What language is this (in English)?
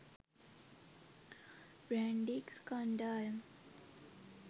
Sinhala